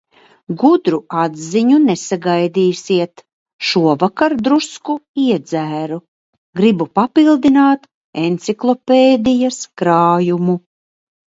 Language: Latvian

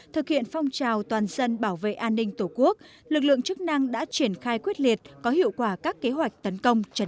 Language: Vietnamese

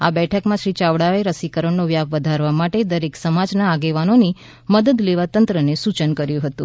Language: Gujarati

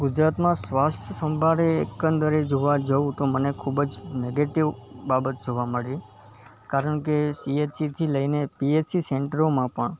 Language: Gujarati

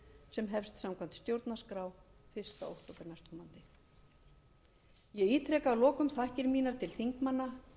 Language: Icelandic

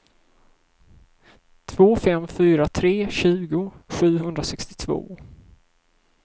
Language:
Swedish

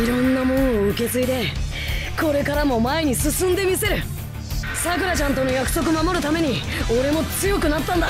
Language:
Japanese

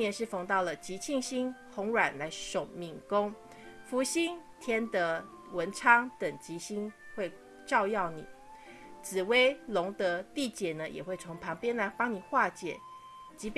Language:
Chinese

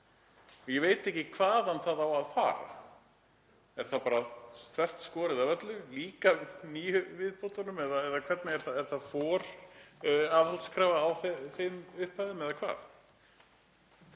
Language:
Icelandic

